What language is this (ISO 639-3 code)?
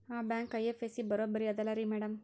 kan